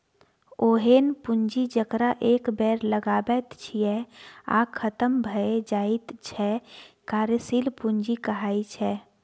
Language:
Maithili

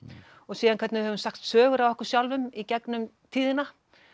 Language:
Icelandic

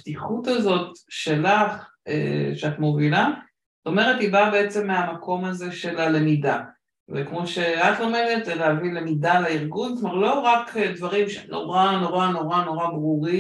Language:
Hebrew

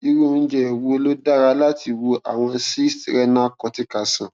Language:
Yoruba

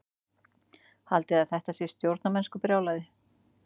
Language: Icelandic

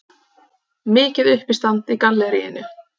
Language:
Icelandic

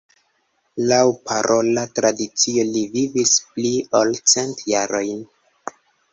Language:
Esperanto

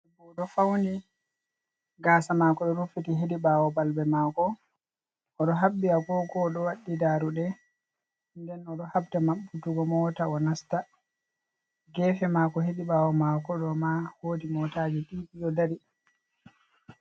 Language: Fula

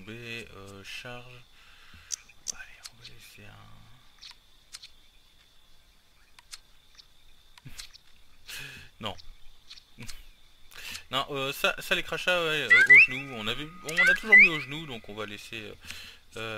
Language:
French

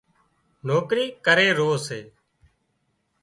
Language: Wadiyara Koli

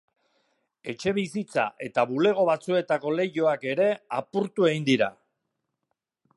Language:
Basque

